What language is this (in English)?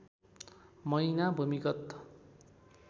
Nepali